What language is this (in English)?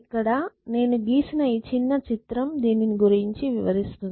Telugu